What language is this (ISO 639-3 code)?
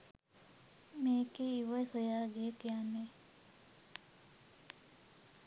sin